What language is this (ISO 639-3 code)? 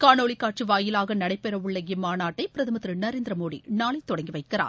tam